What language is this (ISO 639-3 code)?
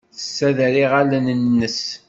kab